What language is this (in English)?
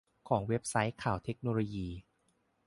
Thai